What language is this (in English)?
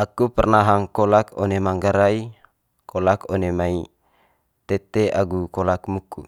Manggarai